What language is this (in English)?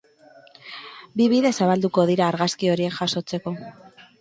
Basque